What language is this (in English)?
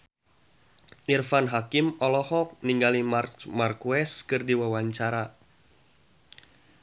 Sundanese